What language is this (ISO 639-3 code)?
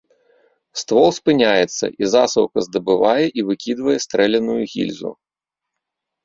bel